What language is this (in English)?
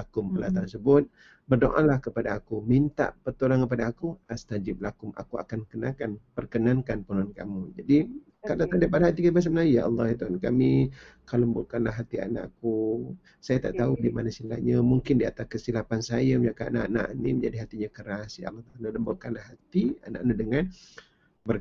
Malay